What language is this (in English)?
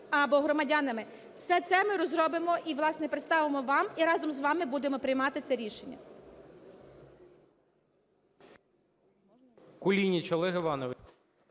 Ukrainian